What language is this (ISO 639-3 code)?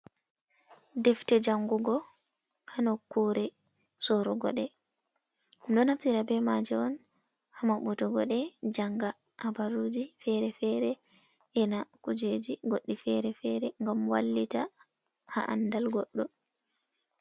ful